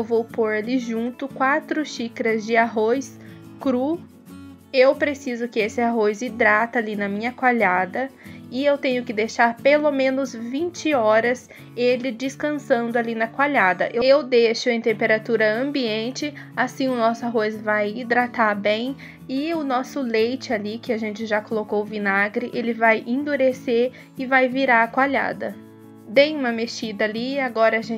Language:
Portuguese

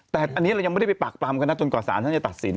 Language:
Thai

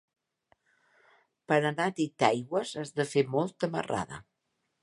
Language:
Catalan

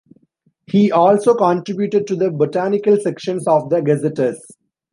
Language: English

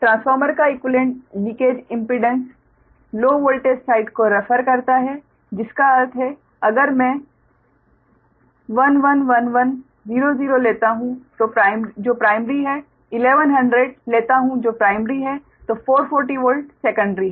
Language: Hindi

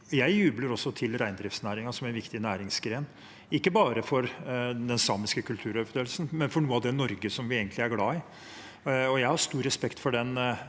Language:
Norwegian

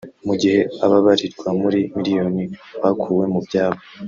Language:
Kinyarwanda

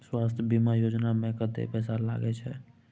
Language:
Maithili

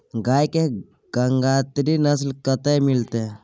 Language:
Maithili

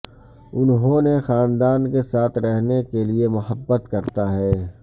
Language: Urdu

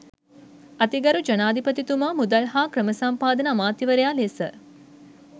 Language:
Sinhala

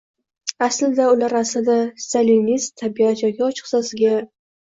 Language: Uzbek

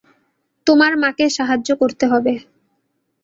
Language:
Bangla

